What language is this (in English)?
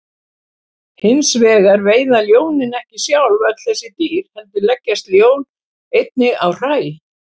Icelandic